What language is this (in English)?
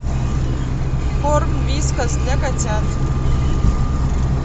Russian